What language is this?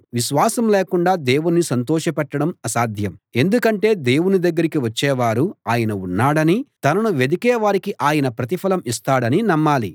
Telugu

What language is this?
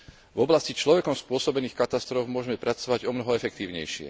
Slovak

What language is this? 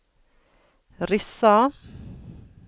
Norwegian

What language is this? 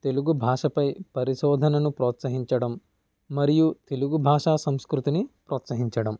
Telugu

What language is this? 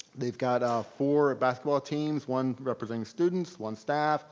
English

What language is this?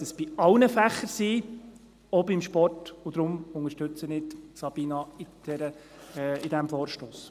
Swiss German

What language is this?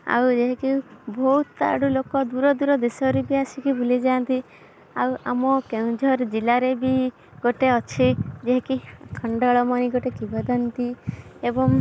Odia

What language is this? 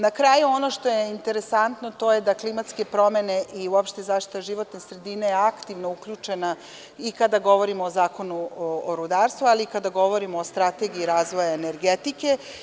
Serbian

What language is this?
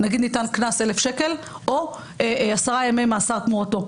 Hebrew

